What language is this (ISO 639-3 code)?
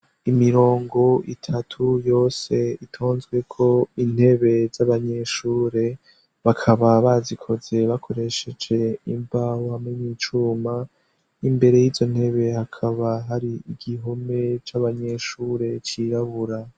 run